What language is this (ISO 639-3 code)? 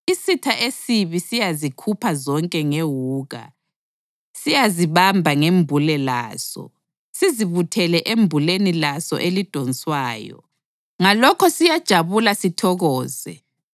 nde